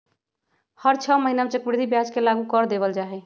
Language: Magahi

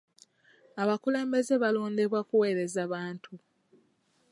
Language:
Ganda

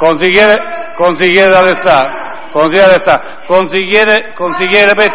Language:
Italian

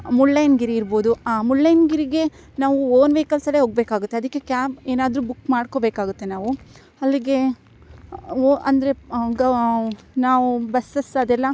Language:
Kannada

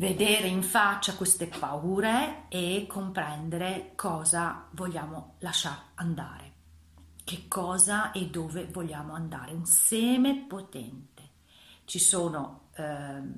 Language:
Italian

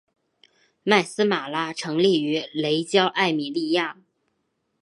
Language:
Chinese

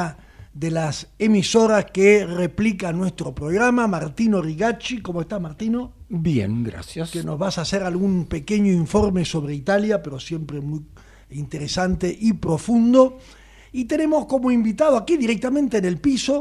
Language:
Spanish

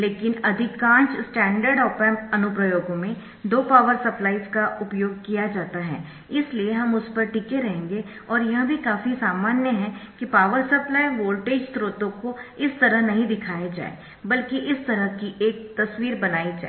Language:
Hindi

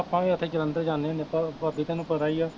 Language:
Punjabi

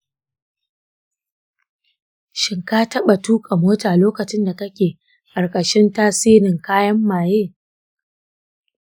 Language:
Hausa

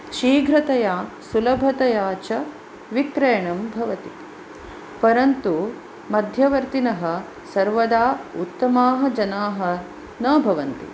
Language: Sanskrit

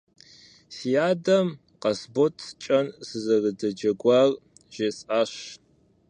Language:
Kabardian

